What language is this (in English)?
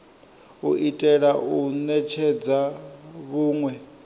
Venda